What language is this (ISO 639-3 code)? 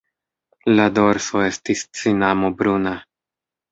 epo